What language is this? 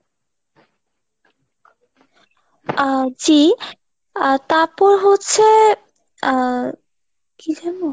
Bangla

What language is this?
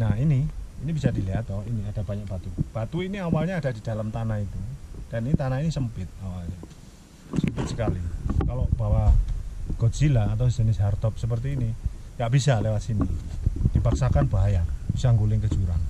Indonesian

